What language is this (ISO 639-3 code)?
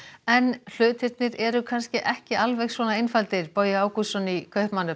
isl